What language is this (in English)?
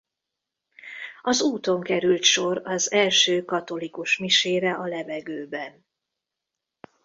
Hungarian